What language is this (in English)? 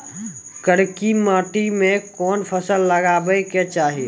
Maithili